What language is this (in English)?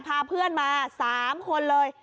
Thai